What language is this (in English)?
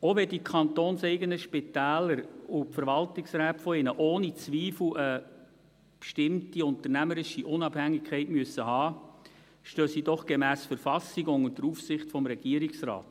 Swiss German